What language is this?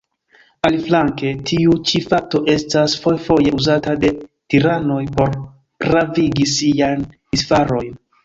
Esperanto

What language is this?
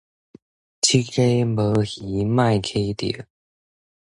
Min Nan Chinese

